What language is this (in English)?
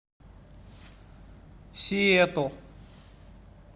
Russian